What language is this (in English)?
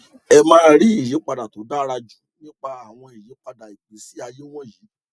Yoruba